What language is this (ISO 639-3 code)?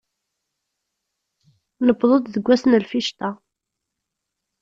kab